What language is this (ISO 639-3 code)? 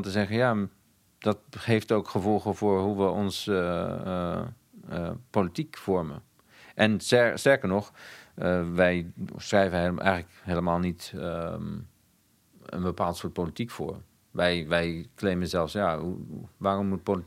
nld